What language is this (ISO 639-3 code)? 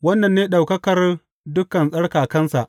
hau